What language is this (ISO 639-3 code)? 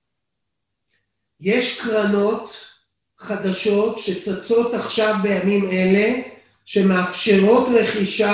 heb